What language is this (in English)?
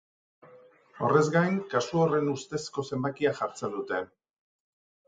Basque